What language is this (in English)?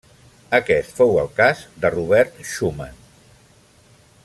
Catalan